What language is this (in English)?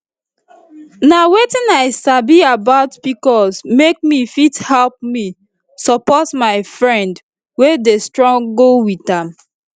Nigerian Pidgin